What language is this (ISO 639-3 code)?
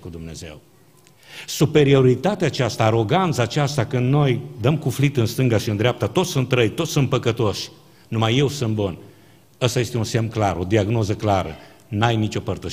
ron